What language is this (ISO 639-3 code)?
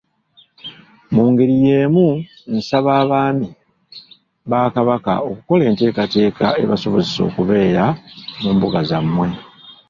lug